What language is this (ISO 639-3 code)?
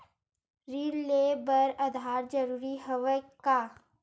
hne